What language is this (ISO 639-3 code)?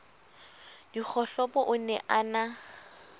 sot